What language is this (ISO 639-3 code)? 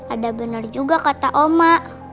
ind